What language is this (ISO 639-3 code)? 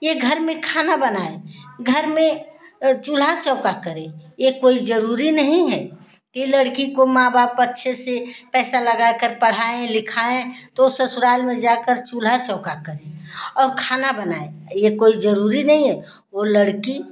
hin